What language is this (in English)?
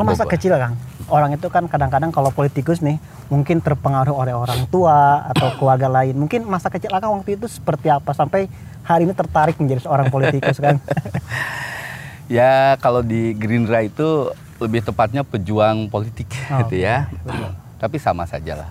Indonesian